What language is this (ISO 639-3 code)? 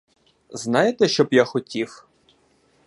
ukr